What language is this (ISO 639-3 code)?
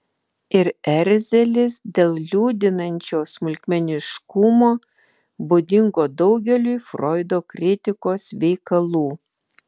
lit